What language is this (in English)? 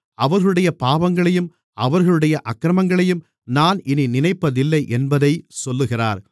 Tamil